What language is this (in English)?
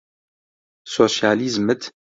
Central Kurdish